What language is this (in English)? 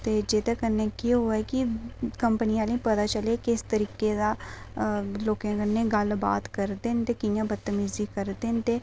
Dogri